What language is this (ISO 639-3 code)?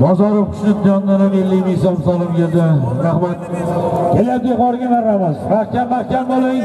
tur